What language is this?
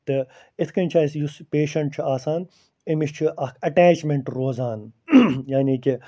Kashmiri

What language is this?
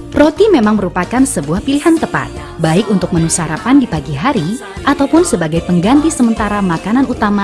Indonesian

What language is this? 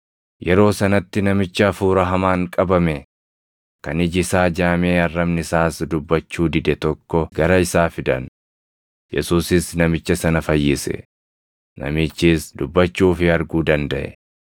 Oromo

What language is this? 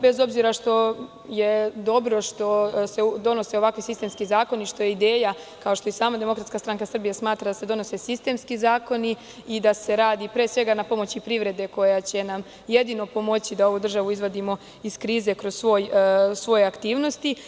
Serbian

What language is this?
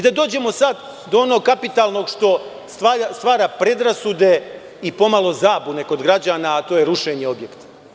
Serbian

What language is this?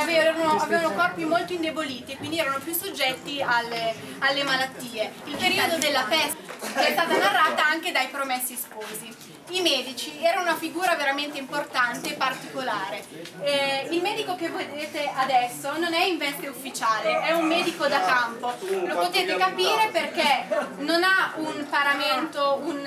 Italian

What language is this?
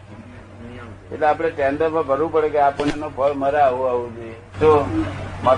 Gujarati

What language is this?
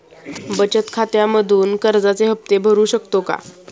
Marathi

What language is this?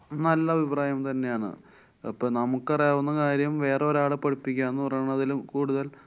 Malayalam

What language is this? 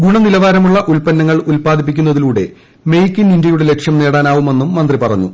Malayalam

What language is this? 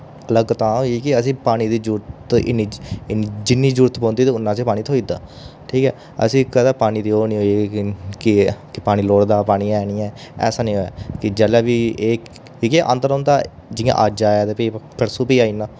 Dogri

